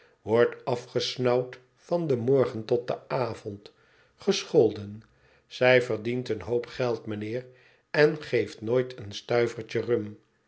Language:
Dutch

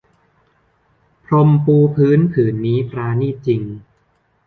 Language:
Thai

